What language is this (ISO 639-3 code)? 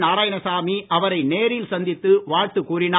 tam